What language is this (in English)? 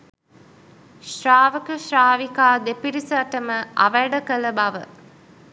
Sinhala